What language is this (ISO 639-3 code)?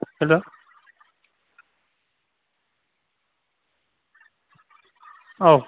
brx